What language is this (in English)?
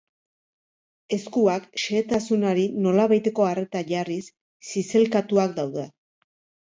Basque